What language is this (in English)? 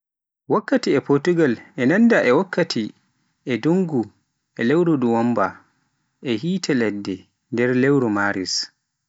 Pular